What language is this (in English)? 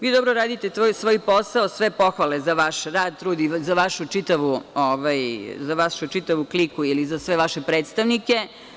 Serbian